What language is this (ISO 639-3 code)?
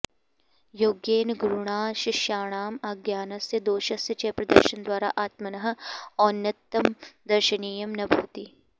san